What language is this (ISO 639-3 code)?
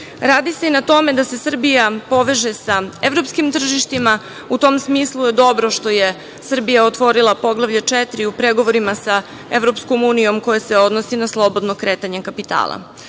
srp